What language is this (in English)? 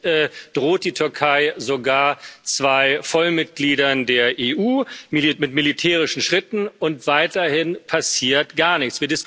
German